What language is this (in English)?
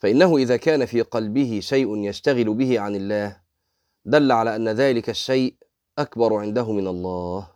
Arabic